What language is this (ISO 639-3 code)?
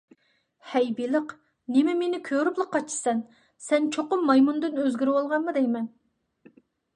uig